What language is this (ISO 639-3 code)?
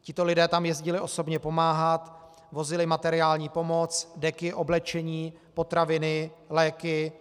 ces